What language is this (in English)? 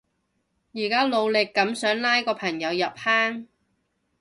Cantonese